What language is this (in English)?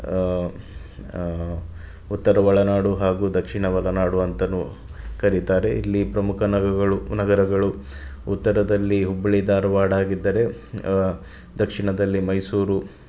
Kannada